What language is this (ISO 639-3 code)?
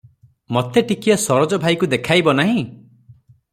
ori